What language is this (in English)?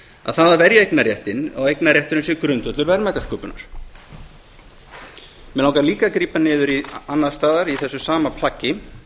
Icelandic